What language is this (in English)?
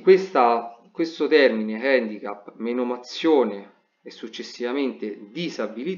Italian